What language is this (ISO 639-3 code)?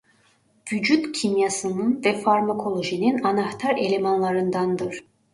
tur